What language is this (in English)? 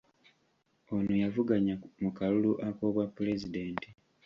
Ganda